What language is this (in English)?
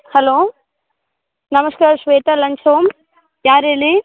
Kannada